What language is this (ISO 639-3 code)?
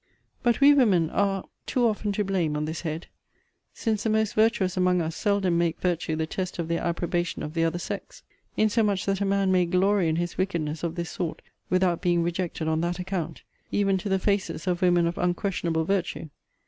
eng